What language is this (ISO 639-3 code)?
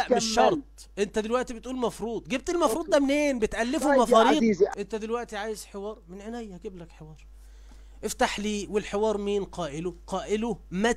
ara